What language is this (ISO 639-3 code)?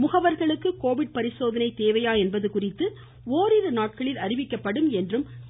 tam